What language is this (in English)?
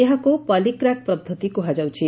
Odia